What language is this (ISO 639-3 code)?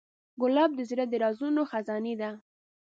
pus